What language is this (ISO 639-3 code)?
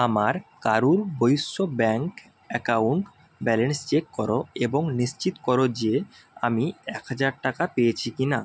ben